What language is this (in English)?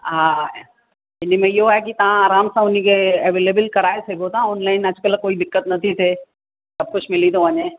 Sindhi